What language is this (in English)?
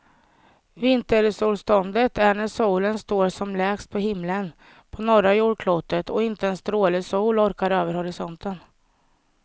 Swedish